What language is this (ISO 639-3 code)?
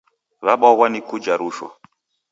dav